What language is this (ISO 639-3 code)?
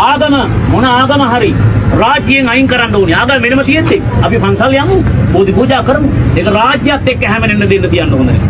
sin